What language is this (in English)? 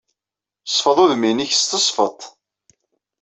Kabyle